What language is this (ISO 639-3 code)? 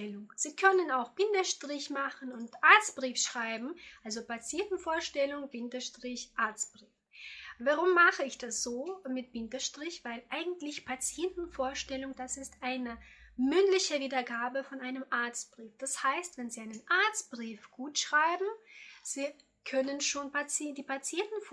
deu